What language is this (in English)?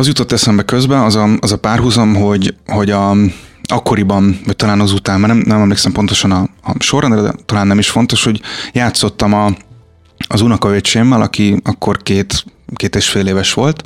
Hungarian